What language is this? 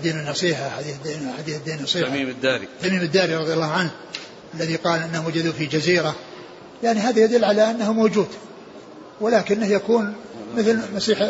Arabic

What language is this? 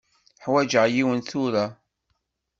Kabyle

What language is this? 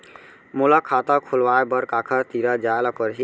Chhattisgarhi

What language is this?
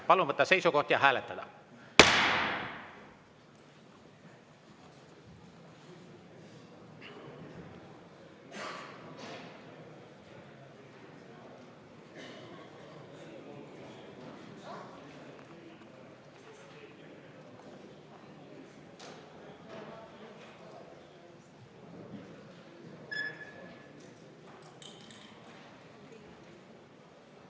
Estonian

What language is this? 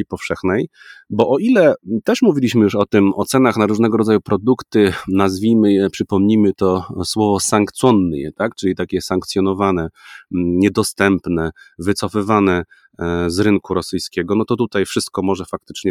Polish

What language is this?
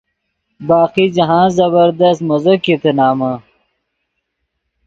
Yidgha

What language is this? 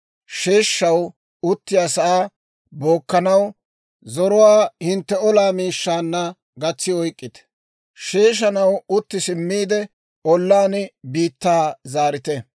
Dawro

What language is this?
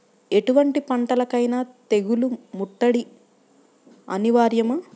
Telugu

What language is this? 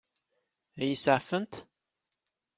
Kabyle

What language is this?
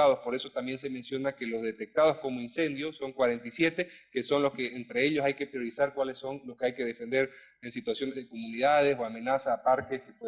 Spanish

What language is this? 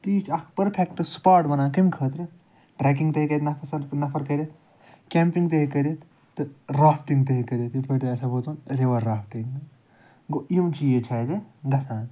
Kashmiri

